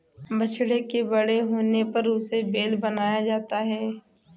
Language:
Hindi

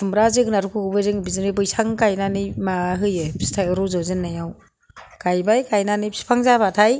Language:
Bodo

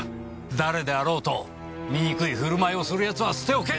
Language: Japanese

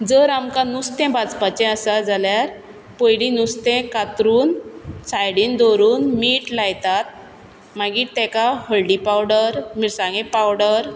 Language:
Konkani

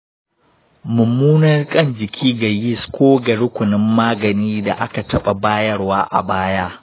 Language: Hausa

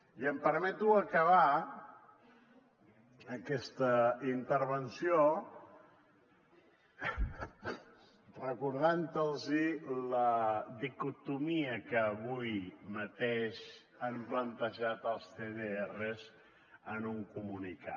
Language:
Catalan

